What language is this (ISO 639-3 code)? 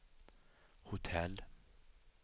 swe